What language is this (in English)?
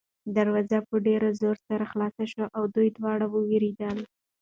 Pashto